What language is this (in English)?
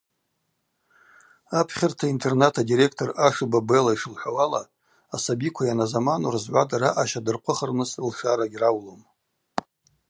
Abaza